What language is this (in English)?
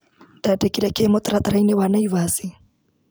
Kikuyu